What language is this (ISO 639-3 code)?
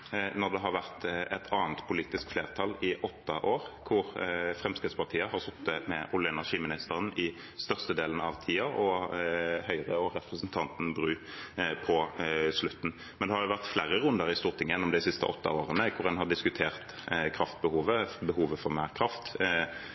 nob